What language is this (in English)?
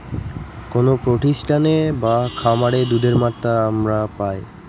Bangla